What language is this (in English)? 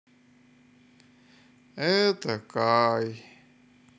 Russian